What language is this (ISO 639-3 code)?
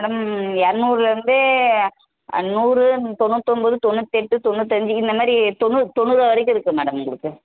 tam